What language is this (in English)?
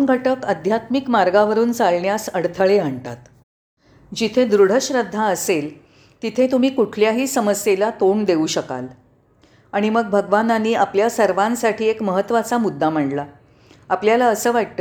Marathi